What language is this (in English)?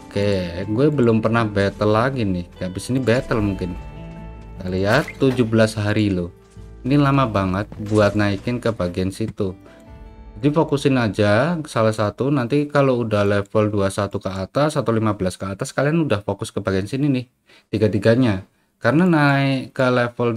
Indonesian